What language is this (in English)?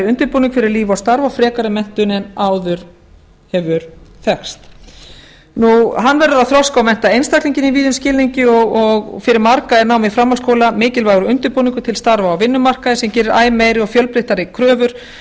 Icelandic